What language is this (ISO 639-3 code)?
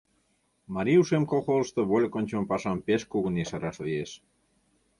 chm